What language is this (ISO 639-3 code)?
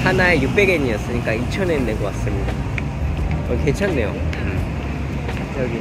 kor